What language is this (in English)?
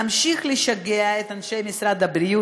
Hebrew